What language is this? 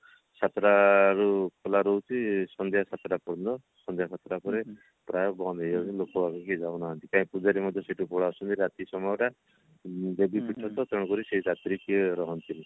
Odia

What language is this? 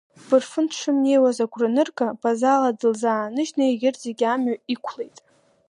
Abkhazian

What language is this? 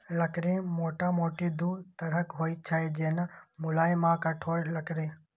Maithili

